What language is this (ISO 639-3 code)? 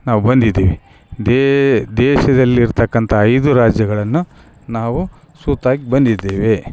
kan